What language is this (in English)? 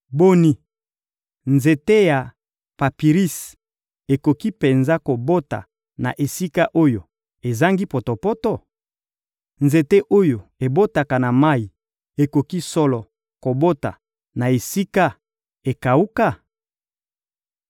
Lingala